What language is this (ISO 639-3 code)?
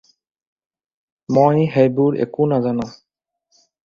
asm